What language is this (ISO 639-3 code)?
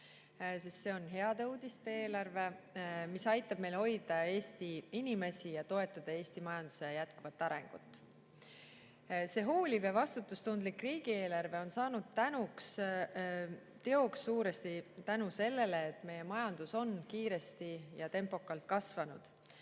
est